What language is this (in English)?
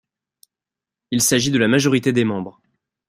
French